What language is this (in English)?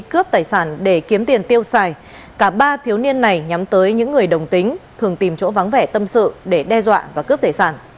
Vietnamese